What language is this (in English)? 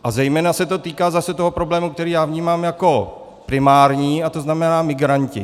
Czech